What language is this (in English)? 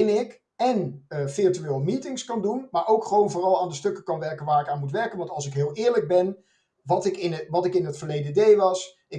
Dutch